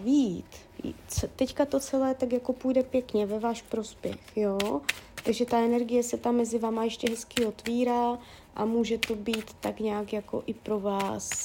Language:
Czech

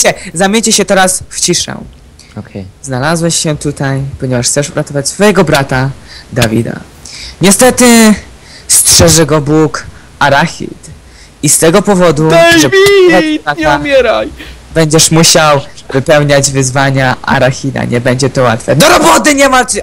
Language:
Polish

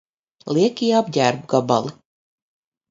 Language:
Latvian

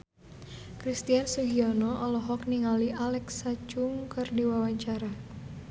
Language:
Sundanese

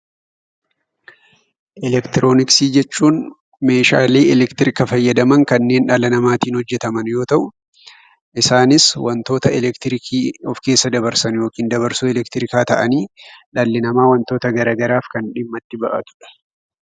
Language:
Oromo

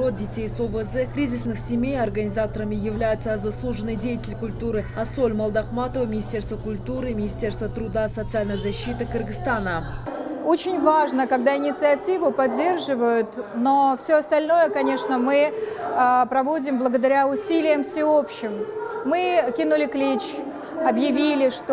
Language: Russian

